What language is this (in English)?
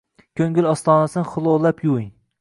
Uzbek